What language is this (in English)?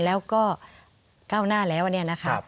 Thai